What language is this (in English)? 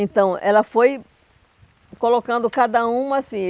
Portuguese